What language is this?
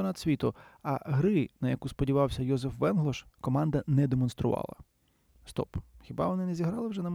Ukrainian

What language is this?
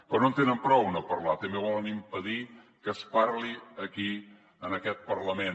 Catalan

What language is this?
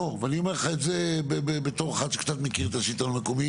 Hebrew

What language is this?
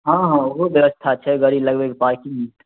Maithili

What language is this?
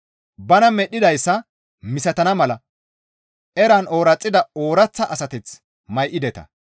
Gamo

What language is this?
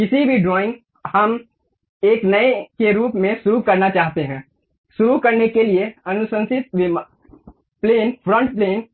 Hindi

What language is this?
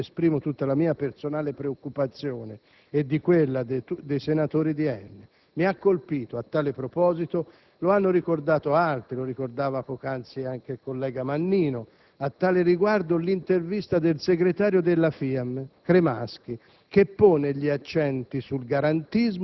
Italian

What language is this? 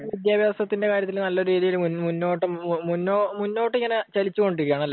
Malayalam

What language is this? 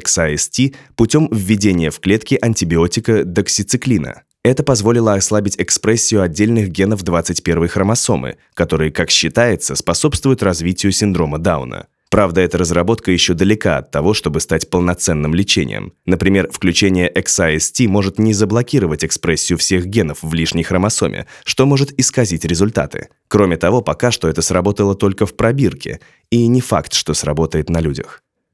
Russian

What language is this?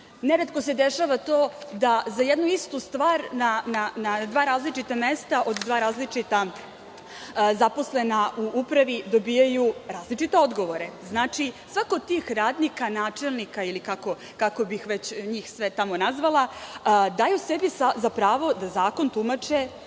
Serbian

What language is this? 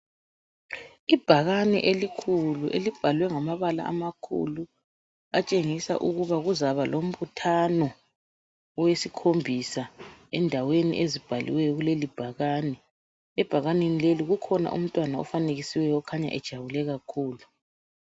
North Ndebele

